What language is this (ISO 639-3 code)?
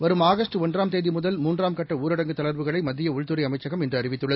tam